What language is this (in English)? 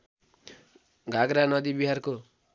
Nepali